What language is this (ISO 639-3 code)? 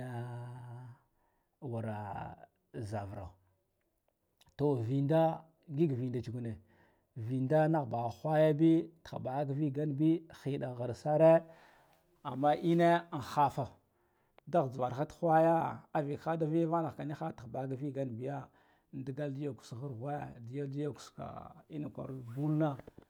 gdf